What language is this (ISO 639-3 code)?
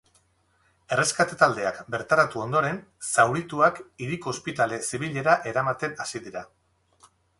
eus